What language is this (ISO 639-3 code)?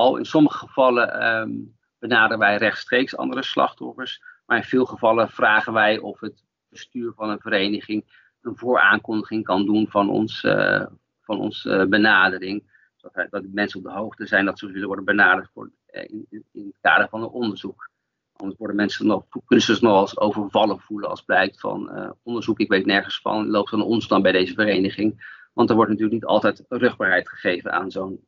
nld